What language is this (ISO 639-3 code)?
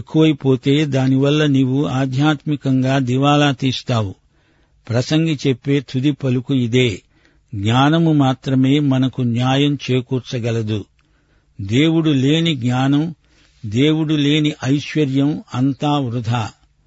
tel